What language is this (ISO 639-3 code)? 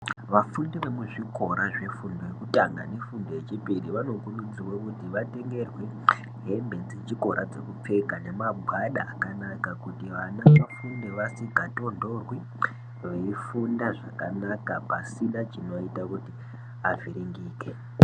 ndc